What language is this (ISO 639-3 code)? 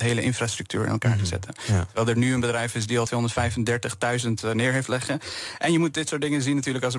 nld